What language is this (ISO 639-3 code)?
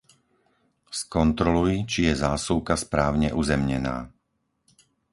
slk